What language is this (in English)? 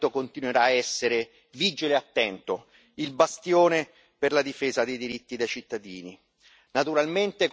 Italian